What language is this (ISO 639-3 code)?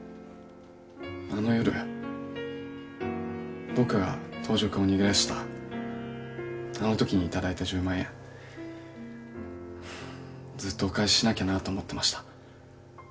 jpn